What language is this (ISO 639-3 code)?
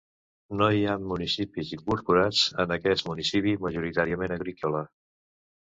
cat